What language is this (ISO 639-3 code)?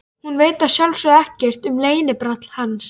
isl